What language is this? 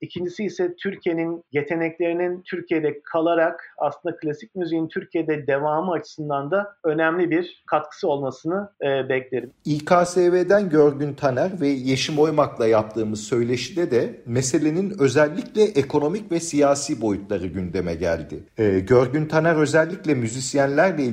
Turkish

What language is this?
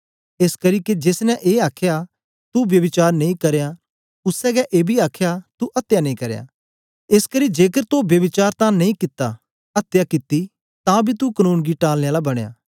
Dogri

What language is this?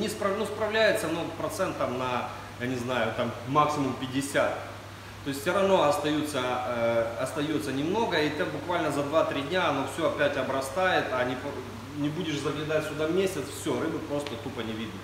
Russian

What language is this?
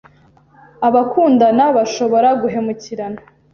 Kinyarwanda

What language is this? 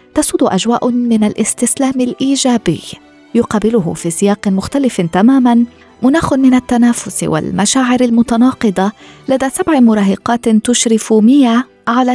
Arabic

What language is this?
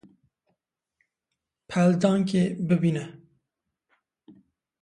Kurdish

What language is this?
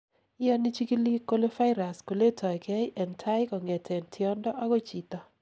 Kalenjin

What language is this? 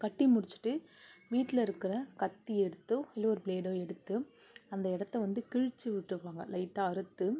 Tamil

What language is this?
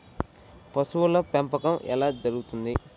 Telugu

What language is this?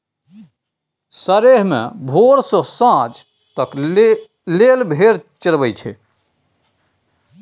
Maithili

